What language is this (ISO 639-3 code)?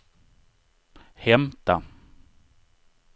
swe